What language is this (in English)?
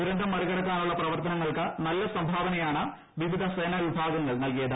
Malayalam